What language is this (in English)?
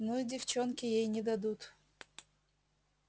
Russian